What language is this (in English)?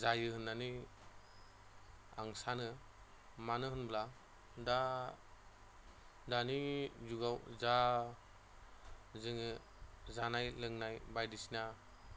Bodo